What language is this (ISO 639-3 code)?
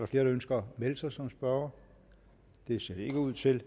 dan